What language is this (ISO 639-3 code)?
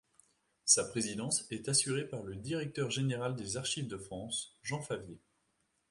fra